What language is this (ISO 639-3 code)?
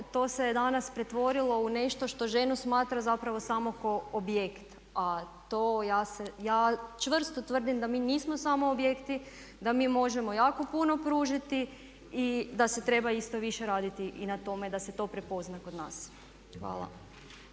hrv